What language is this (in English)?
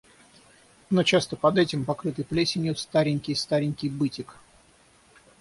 Russian